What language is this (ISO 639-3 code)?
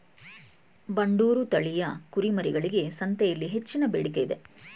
kan